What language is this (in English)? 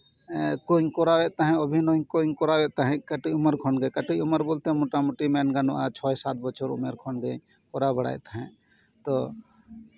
Santali